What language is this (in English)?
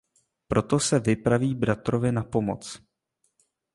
Czech